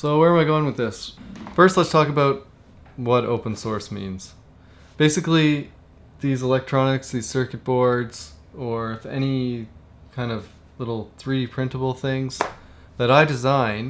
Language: English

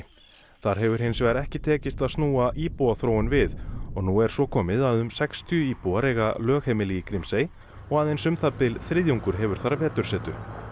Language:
Icelandic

